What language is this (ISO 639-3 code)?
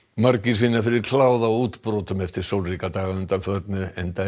isl